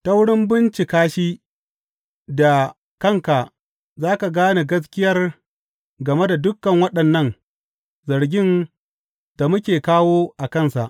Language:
Hausa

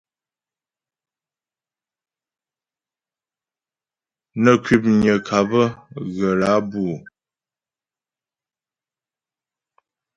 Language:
Ghomala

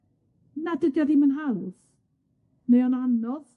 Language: Welsh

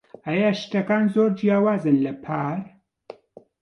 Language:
Central Kurdish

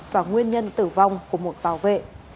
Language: Vietnamese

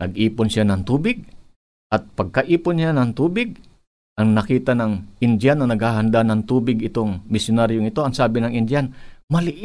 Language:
Filipino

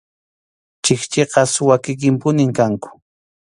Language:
Arequipa-La Unión Quechua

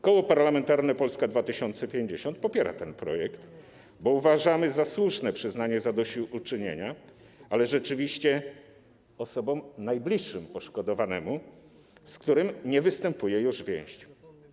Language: Polish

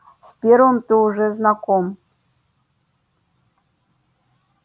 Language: Russian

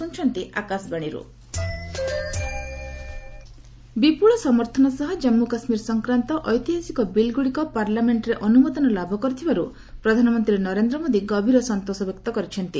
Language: Odia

